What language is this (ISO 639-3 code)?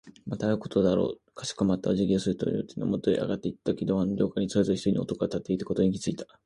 jpn